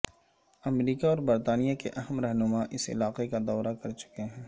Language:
Urdu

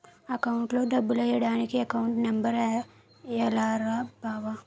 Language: Telugu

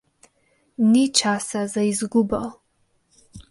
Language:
Slovenian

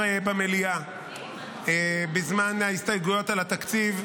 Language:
Hebrew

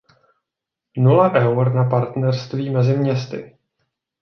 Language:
Czech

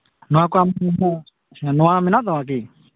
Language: Santali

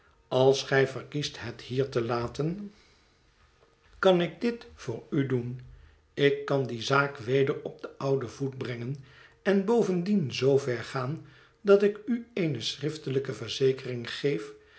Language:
Dutch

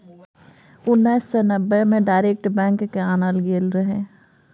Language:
Maithili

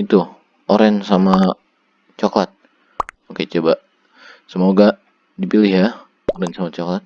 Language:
Indonesian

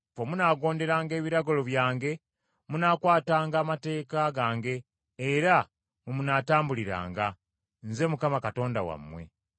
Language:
Ganda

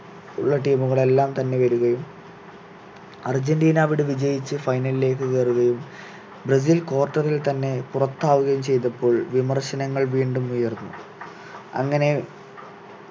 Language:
Malayalam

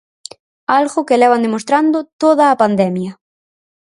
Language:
Galician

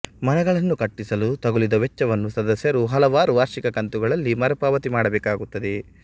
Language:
Kannada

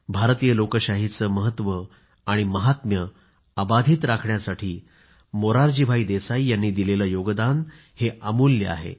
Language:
Marathi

